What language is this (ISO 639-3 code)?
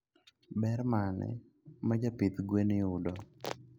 luo